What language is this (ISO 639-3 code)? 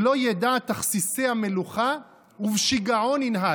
heb